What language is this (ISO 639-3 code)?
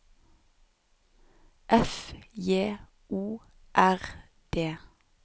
nor